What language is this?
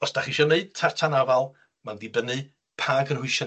Welsh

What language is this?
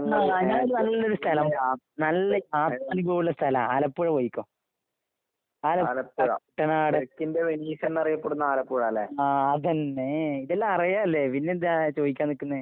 Malayalam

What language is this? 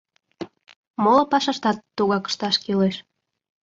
Mari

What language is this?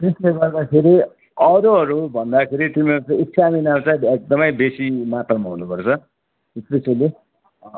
Nepali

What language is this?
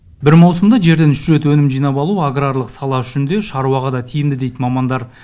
Kazakh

